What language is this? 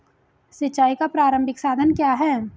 Hindi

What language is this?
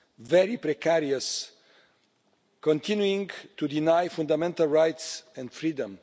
English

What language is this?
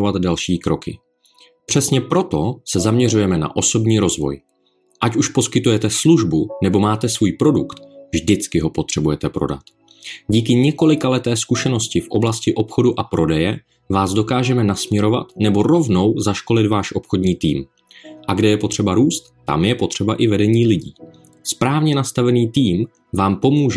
Czech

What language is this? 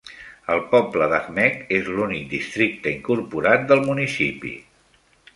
Catalan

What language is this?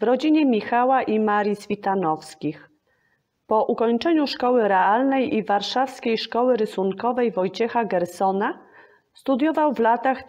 Polish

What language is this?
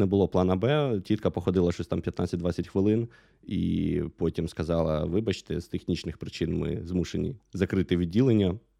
Ukrainian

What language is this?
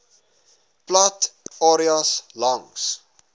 Afrikaans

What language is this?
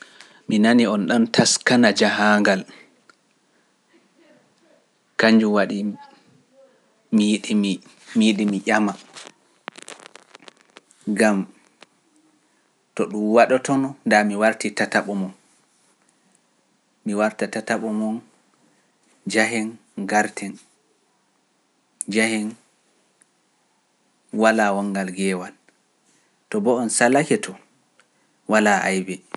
Pular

